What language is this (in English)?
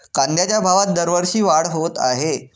Marathi